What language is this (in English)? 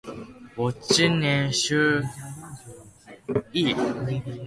Spanish